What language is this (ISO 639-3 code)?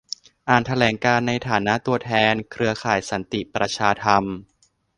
tha